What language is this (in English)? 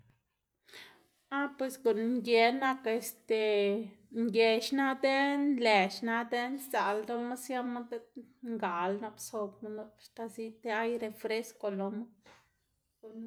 Xanaguía Zapotec